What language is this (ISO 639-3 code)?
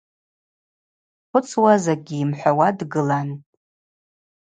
abq